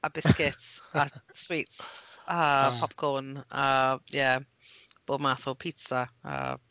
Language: Welsh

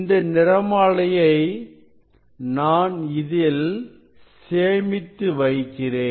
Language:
Tamil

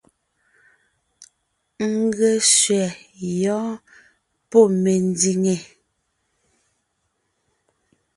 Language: Ngiemboon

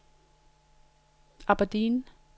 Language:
Danish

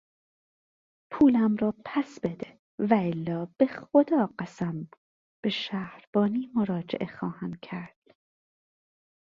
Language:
Persian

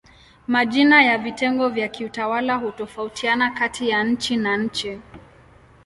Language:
Swahili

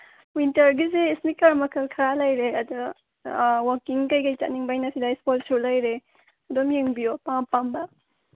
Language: Manipuri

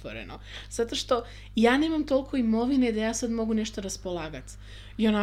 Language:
Croatian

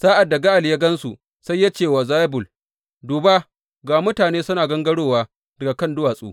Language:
Hausa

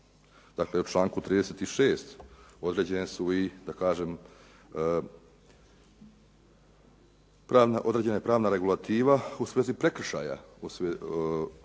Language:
Croatian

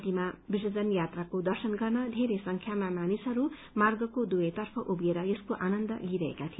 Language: Nepali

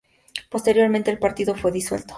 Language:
Spanish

